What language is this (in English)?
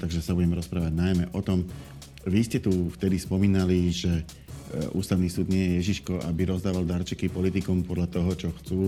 Slovak